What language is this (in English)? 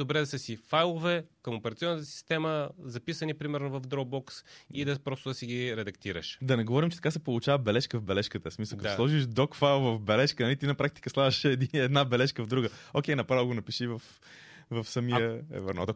Bulgarian